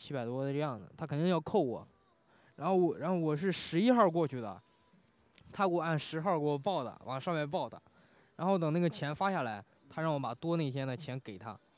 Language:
Chinese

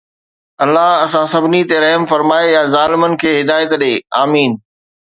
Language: Sindhi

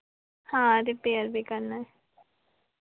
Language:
Hindi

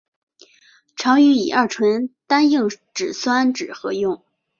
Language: Chinese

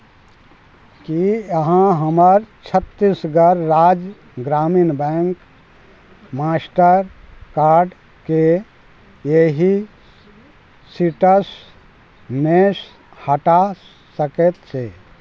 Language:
Maithili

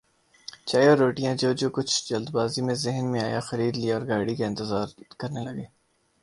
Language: Urdu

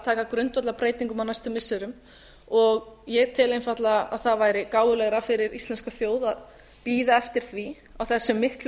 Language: Icelandic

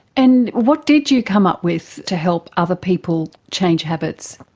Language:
English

